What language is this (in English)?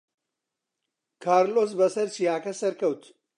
Central Kurdish